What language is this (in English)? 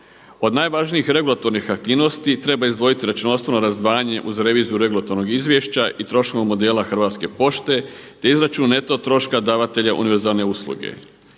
Croatian